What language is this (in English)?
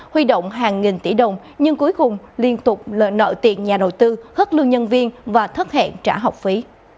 Vietnamese